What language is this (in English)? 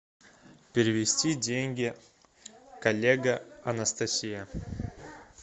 Russian